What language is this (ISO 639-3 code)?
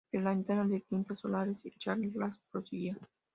spa